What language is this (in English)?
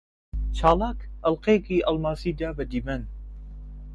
Central Kurdish